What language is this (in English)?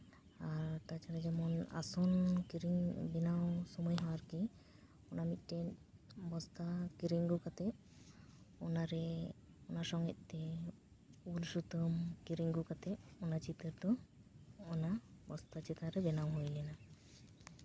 Santali